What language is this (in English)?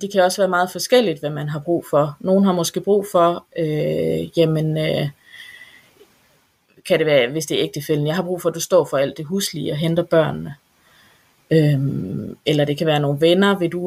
Danish